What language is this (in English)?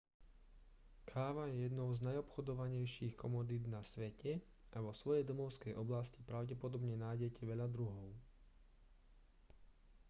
Slovak